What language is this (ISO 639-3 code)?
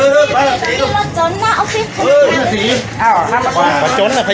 tha